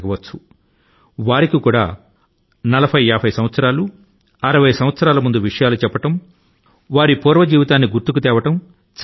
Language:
Telugu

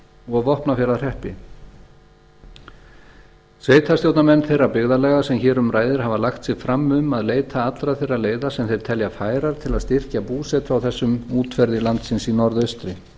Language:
Icelandic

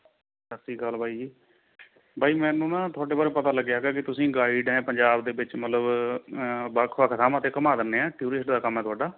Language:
Punjabi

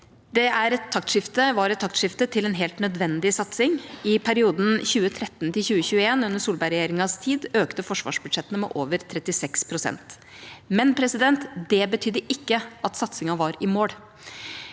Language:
Norwegian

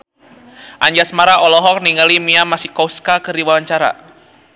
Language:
Sundanese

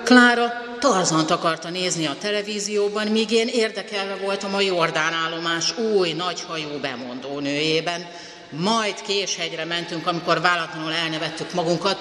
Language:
Hungarian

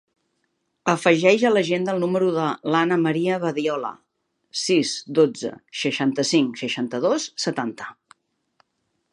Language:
Catalan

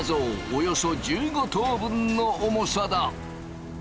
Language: Japanese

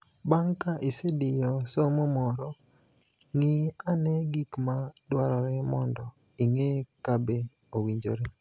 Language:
Luo (Kenya and Tanzania)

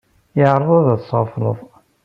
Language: Kabyle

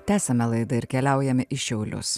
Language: Lithuanian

